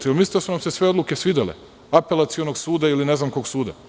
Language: Serbian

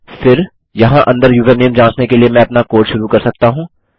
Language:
Hindi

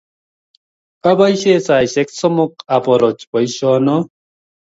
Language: Kalenjin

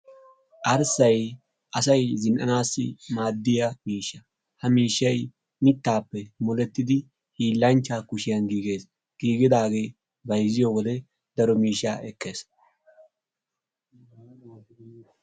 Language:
Wolaytta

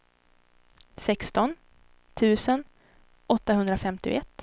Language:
Swedish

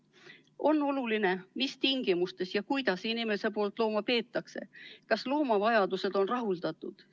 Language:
Estonian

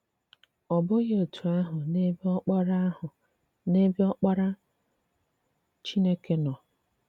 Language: Igbo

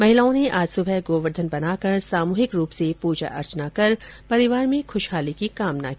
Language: Hindi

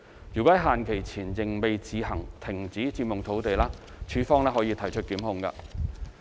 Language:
Cantonese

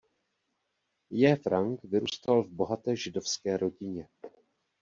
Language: Czech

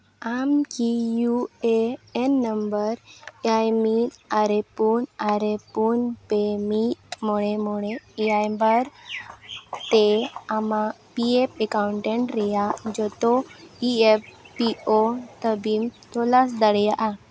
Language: Santali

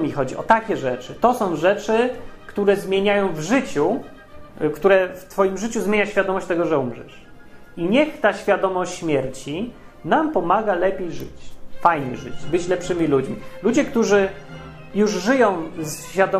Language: Polish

